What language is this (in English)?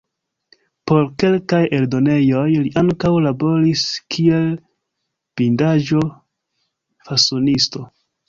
Esperanto